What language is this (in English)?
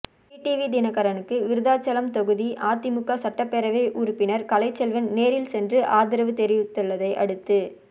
Tamil